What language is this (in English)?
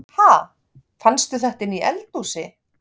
Icelandic